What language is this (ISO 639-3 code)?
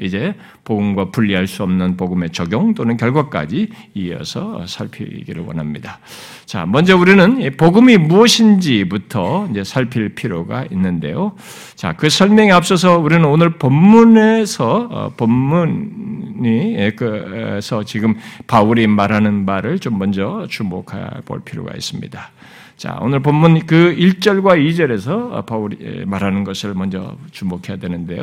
kor